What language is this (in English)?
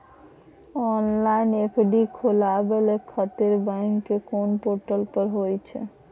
Maithili